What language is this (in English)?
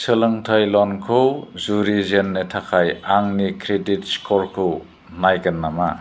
Bodo